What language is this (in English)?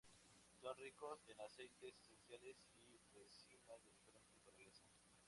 Spanish